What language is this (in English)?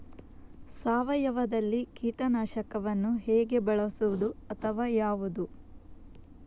Kannada